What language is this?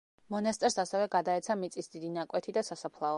Georgian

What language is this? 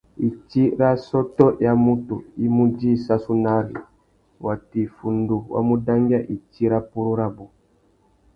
Tuki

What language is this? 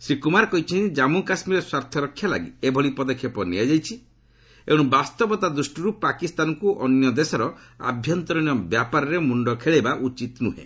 Odia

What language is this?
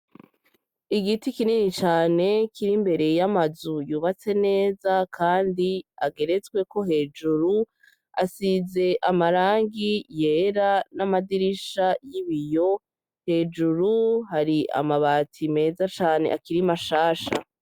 Rundi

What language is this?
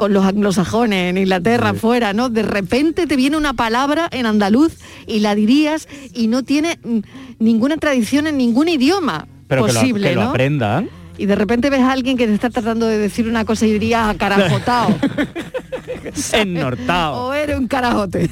Spanish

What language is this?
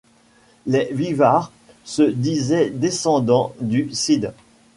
French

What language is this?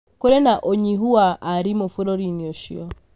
Kikuyu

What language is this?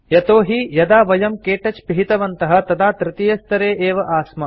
Sanskrit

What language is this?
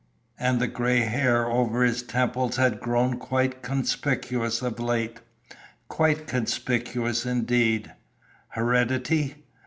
English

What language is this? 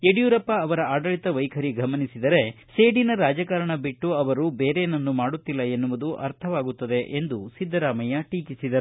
Kannada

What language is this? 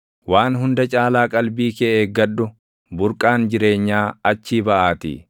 Oromo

